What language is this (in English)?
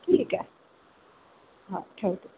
Marathi